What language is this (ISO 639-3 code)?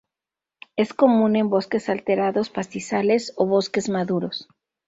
spa